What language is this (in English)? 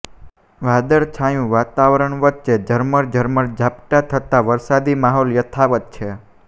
Gujarati